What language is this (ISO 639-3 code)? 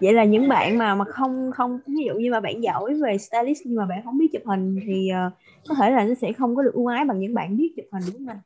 vie